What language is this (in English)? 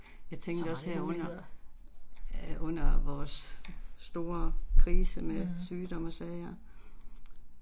Danish